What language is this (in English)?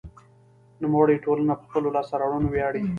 Pashto